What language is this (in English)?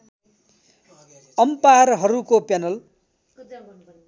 Nepali